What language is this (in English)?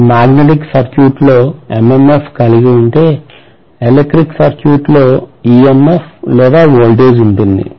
Telugu